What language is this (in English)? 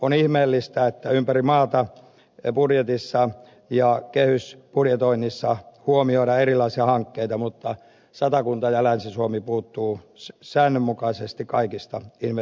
Finnish